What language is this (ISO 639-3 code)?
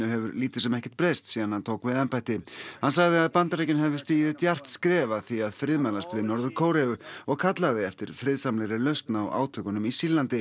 isl